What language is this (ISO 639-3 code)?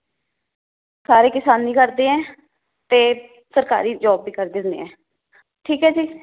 pan